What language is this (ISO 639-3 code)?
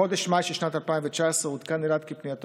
heb